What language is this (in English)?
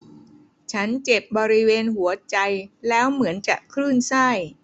Thai